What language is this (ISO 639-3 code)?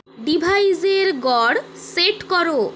ben